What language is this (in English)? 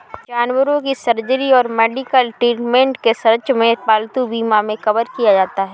Hindi